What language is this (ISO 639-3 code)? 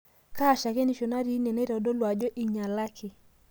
mas